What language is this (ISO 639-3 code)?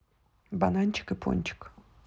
rus